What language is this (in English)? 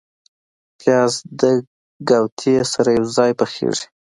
Pashto